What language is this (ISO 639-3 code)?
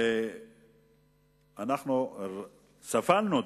heb